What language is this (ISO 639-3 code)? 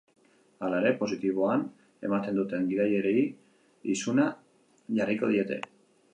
eus